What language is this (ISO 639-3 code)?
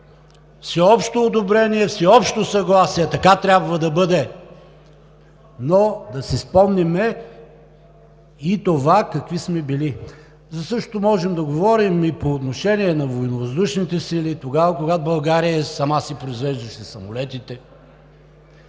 bul